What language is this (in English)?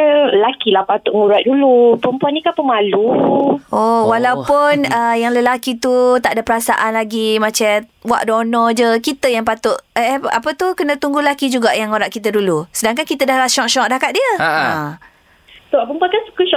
Malay